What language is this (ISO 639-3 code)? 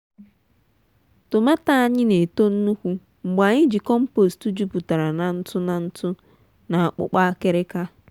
ibo